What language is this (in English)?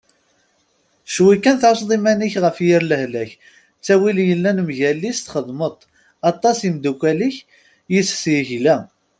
Kabyle